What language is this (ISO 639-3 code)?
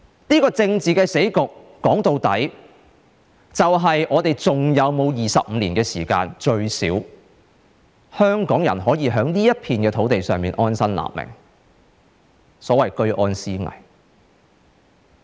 yue